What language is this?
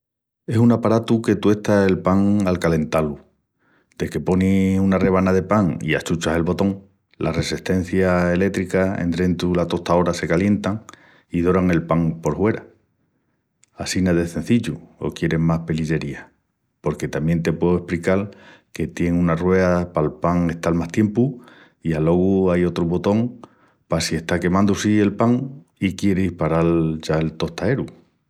Extremaduran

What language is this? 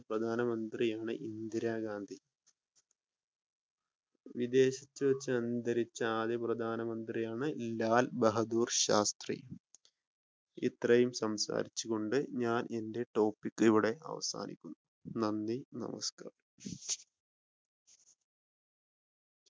Malayalam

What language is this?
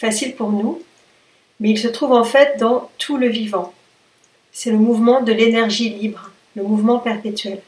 French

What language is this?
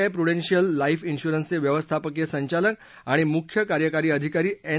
Marathi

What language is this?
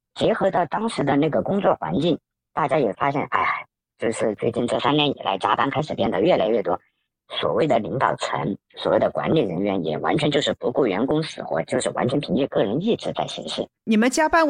Chinese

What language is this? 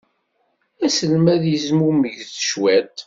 Kabyle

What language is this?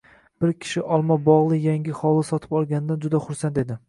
Uzbek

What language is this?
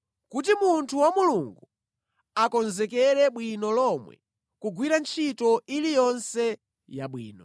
Nyanja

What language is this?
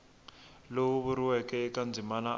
Tsonga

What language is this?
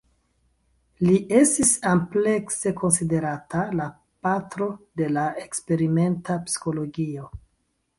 Esperanto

